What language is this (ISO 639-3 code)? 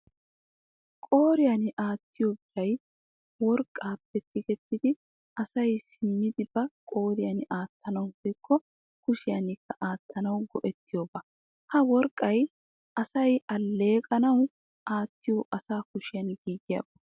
wal